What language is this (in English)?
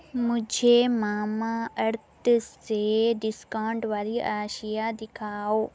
Urdu